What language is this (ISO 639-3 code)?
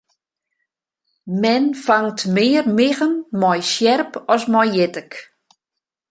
fry